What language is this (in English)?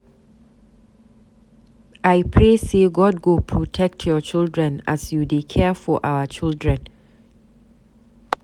Nigerian Pidgin